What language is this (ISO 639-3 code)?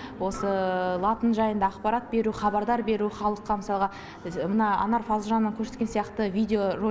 rus